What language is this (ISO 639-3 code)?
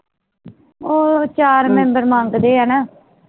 pan